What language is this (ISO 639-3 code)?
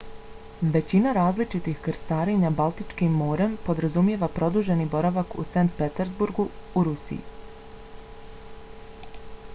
bos